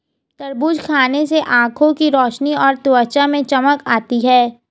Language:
Hindi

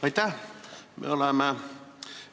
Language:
Estonian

